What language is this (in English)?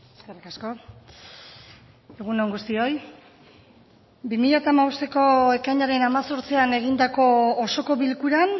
Basque